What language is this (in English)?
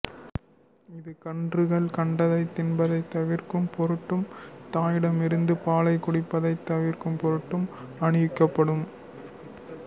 Tamil